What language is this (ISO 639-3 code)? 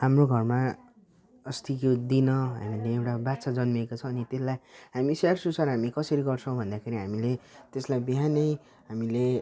nep